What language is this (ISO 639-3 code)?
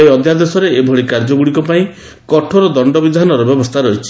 ori